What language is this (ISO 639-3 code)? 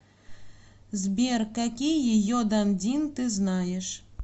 rus